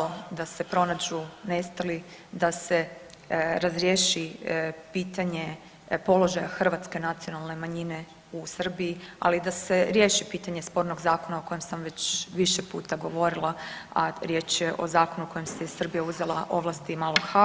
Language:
Croatian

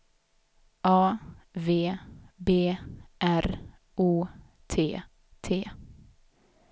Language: Swedish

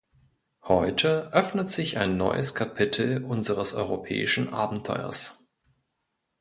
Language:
German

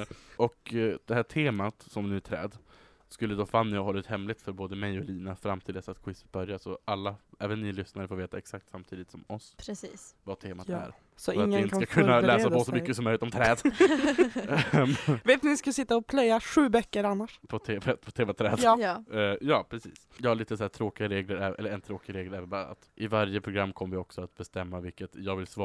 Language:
Swedish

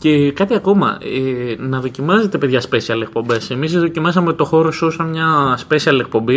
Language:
Greek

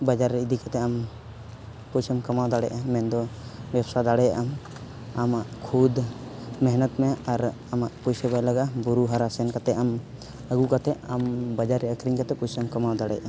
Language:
Santali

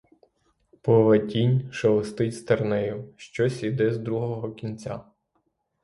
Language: Ukrainian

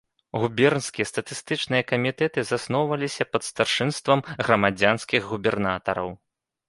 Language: Belarusian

